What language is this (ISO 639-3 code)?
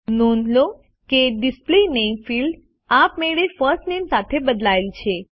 guj